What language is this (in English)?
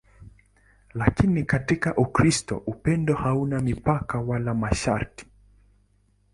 Swahili